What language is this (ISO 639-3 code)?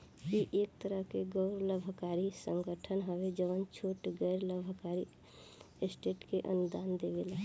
bho